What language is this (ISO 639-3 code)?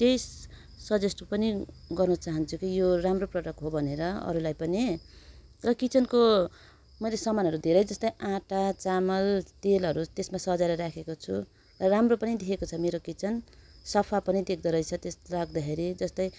nep